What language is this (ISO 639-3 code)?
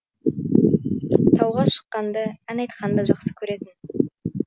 kaz